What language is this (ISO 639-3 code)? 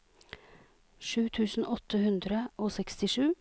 nor